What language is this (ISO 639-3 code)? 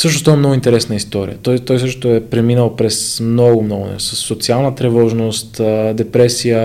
bul